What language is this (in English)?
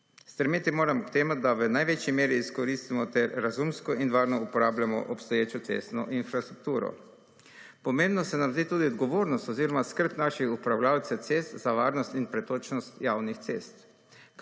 Slovenian